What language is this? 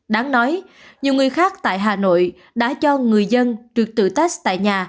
Vietnamese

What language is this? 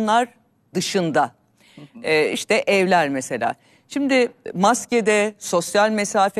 Turkish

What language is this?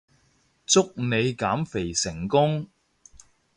Cantonese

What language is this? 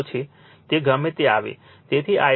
Gujarati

